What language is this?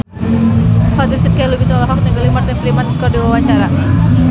Sundanese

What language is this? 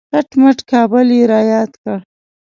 Pashto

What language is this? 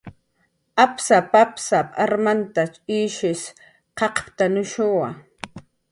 Jaqaru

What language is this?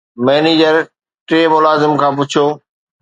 Sindhi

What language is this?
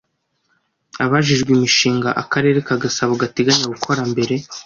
Kinyarwanda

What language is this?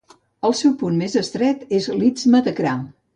Catalan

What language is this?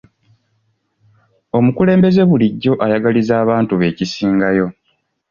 Ganda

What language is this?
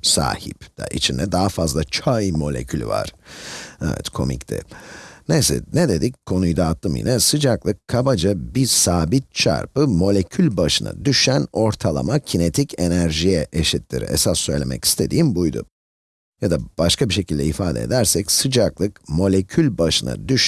Turkish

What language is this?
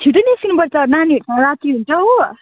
Nepali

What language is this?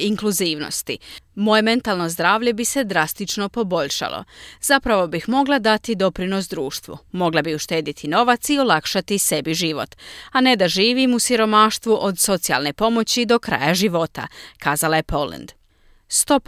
Croatian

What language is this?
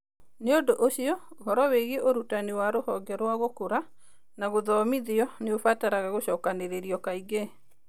Kikuyu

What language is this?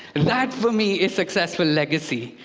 English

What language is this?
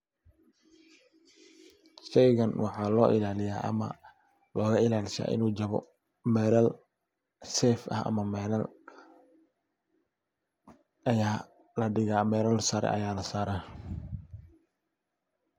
Somali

